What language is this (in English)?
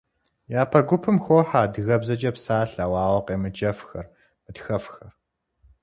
Kabardian